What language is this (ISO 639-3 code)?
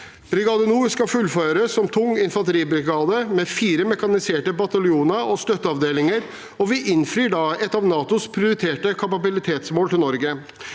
nor